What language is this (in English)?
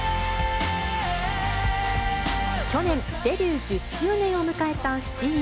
Japanese